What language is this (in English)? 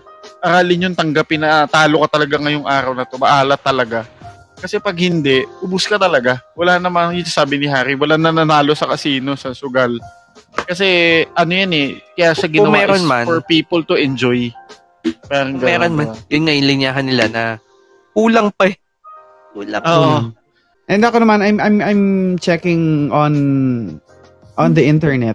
Filipino